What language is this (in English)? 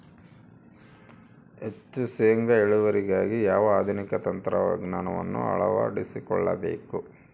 Kannada